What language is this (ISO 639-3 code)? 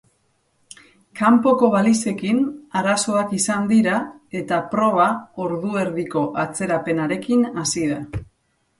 eus